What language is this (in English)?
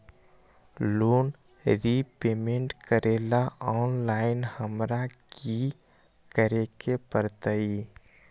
Magahi